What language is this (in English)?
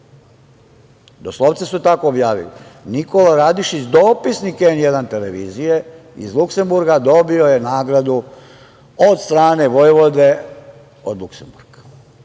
Serbian